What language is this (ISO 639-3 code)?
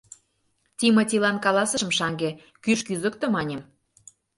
chm